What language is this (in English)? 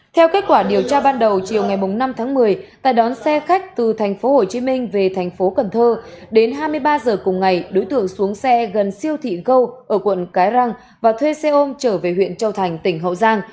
Vietnamese